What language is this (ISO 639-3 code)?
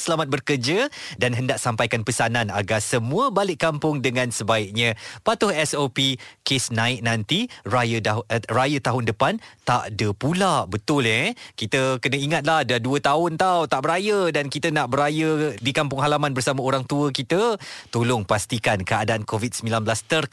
msa